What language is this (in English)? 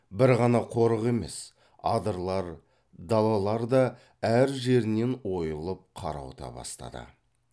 Kazakh